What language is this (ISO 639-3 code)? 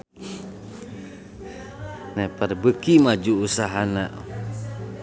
sun